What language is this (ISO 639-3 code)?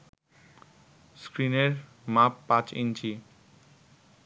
ben